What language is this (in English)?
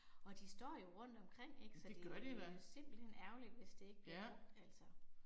Danish